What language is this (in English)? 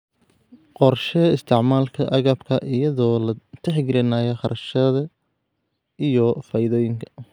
Somali